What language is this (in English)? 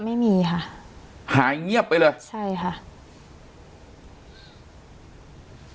Thai